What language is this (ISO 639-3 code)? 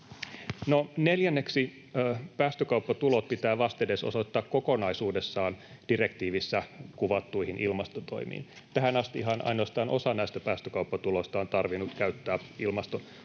fin